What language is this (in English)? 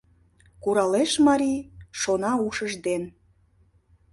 Mari